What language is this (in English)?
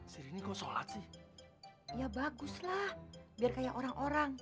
Indonesian